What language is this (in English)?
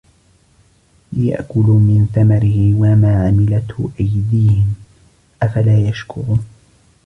Arabic